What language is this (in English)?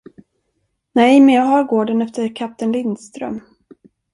Swedish